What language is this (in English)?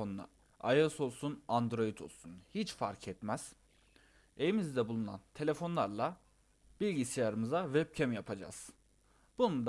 Turkish